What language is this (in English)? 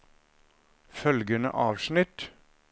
Norwegian